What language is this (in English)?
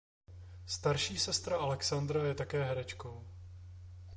Czech